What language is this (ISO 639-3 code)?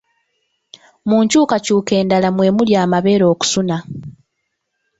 lug